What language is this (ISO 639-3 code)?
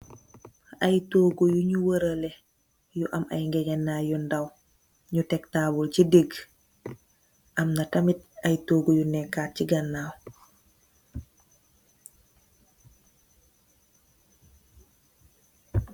wol